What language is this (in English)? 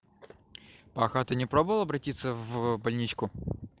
Russian